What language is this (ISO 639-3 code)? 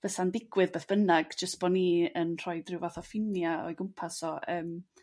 cym